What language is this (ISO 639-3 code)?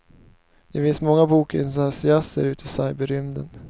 swe